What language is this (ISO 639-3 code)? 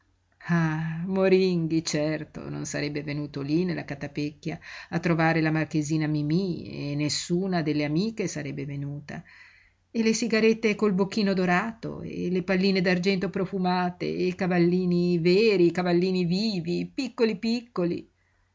ita